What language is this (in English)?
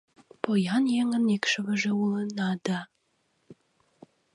Mari